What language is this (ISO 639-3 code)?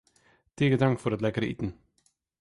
fry